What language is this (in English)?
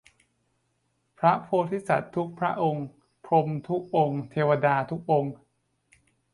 Thai